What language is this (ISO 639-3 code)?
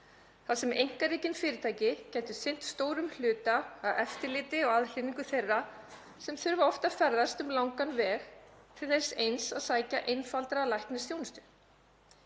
isl